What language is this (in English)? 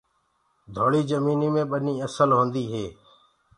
Gurgula